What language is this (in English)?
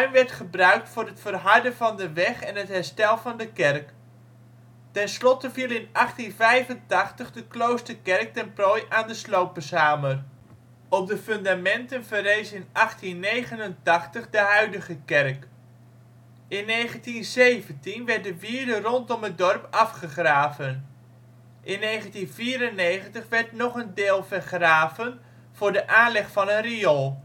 Dutch